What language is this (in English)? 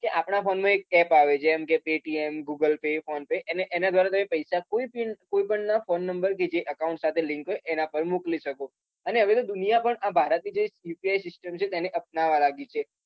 Gujarati